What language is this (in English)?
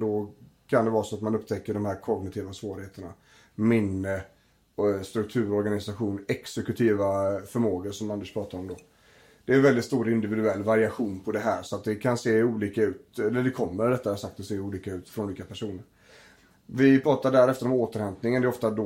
Swedish